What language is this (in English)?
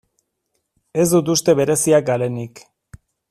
Basque